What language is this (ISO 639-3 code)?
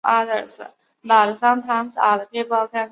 zho